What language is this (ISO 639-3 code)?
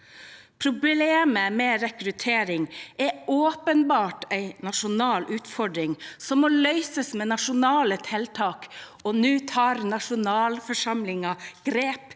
nor